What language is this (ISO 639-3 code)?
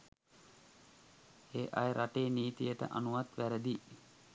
sin